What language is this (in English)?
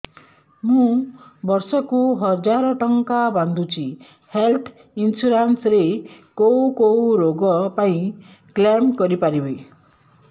Odia